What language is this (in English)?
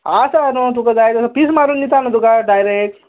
Konkani